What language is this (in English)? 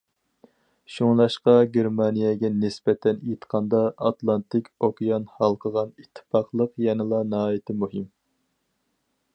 Uyghur